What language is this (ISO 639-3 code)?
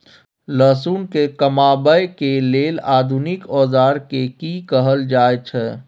mai